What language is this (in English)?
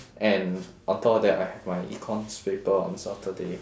English